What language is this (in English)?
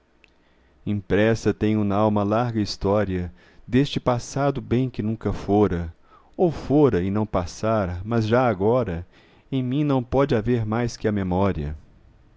Portuguese